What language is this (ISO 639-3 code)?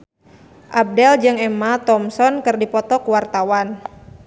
sun